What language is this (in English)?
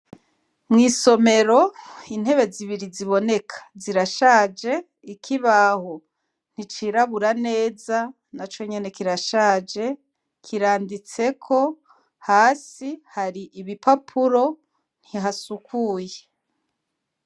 Rundi